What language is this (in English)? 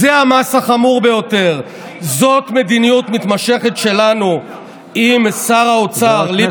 Hebrew